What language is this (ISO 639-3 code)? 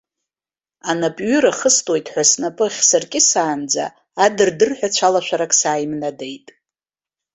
abk